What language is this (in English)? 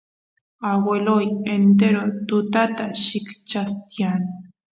Santiago del Estero Quichua